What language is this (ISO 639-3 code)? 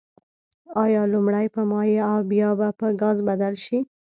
pus